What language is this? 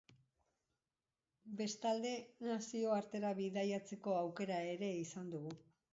Basque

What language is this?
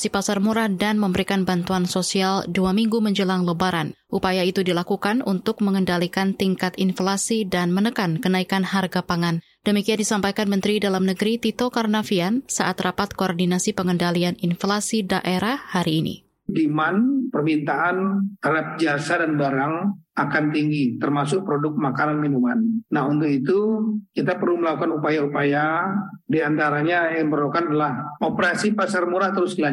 Indonesian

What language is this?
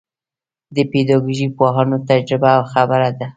Pashto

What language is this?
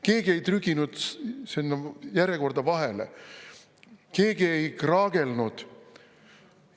Estonian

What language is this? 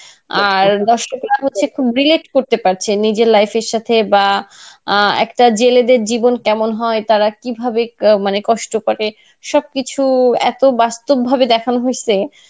Bangla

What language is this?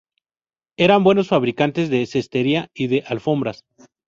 Spanish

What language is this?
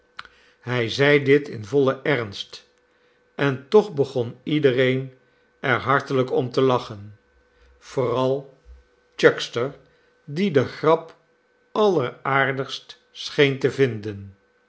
Dutch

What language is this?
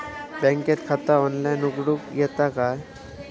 Marathi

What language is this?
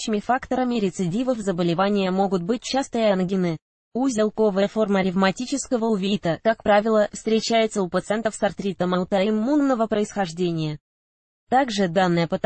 Russian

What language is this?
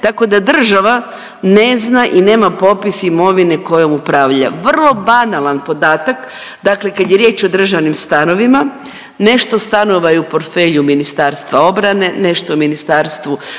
Croatian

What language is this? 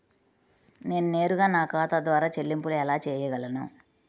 Telugu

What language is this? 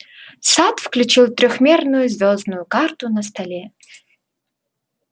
Russian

